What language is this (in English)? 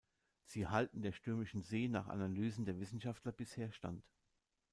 German